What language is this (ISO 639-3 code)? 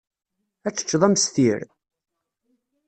kab